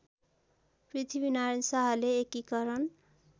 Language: Nepali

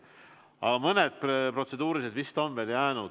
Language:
Estonian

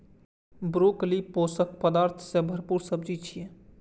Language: Maithili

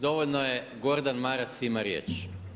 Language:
Croatian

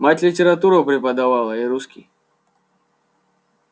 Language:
Russian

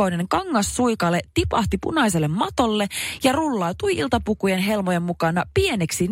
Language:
Finnish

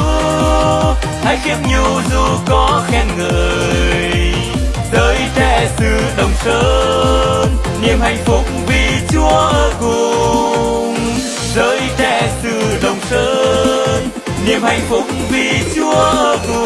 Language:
Vietnamese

